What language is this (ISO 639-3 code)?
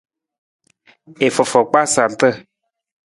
nmz